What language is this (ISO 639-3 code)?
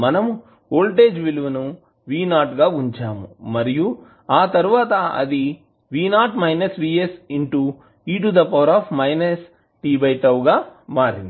tel